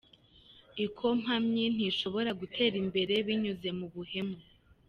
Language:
Kinyarwanda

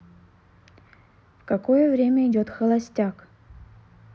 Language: Russian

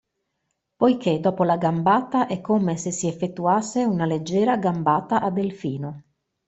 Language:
Italian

